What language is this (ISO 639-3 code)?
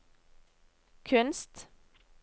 nor